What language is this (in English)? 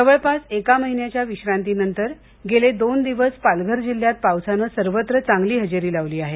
Marathi